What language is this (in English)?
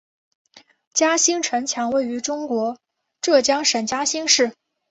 Chinese